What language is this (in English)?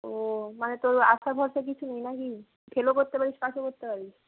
Bangla